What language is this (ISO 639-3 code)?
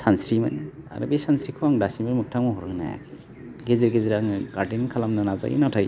brx